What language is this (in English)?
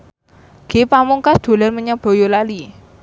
Javanese